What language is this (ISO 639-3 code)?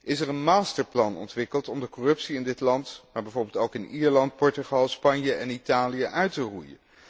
nld